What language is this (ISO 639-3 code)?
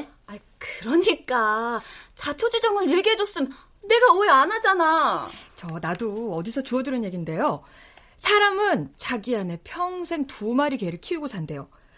kor